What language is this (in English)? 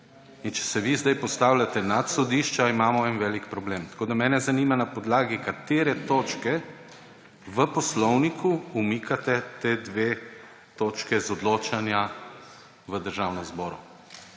Slovenian